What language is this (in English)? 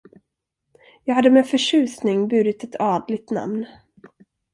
Swedish